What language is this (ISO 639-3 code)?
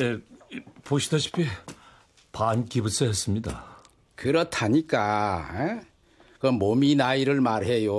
kor